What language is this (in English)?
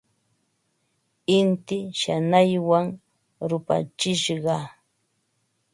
Ambo-Pasco Quechua